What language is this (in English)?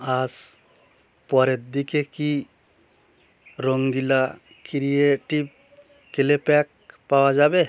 Bangla